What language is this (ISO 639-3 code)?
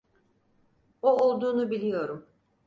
tur